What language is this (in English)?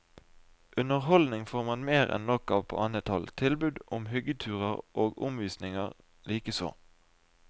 Norwegian